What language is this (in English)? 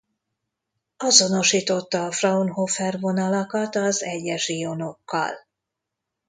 Hungarian